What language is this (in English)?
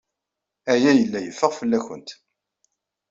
Kabyle